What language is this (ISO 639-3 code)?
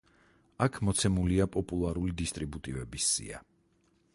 kat